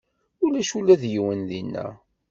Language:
Kabyle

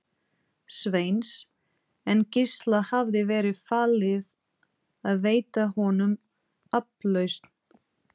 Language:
Icelandic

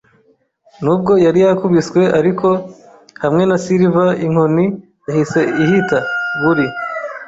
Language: Kinyarwanda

